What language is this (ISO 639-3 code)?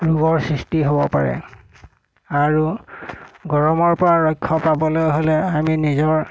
asm